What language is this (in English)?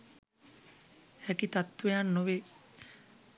Sinhala